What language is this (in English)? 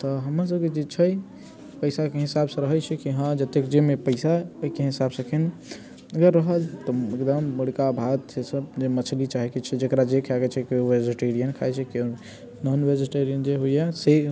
Maithili